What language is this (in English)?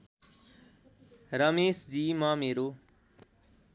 Nepali